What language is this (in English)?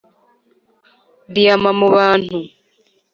Kinyarwanda